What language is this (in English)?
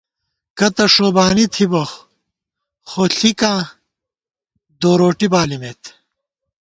Gawar-Bati